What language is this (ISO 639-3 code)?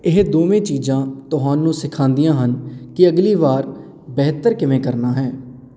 pan